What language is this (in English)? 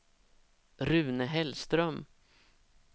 Swedish